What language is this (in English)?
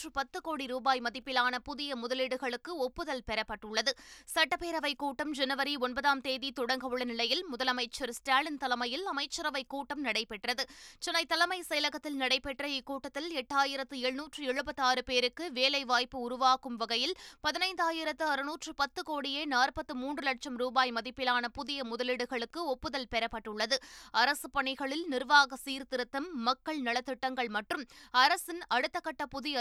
Tamil